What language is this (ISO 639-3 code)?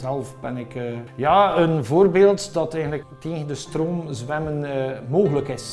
nld